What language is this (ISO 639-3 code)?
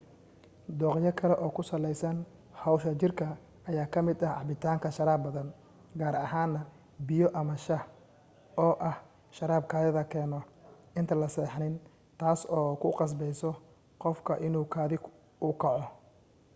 som